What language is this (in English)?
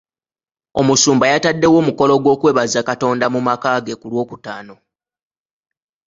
Ganda